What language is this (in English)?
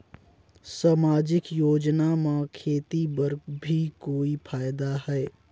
Chhattisgarhi